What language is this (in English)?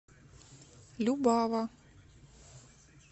Russian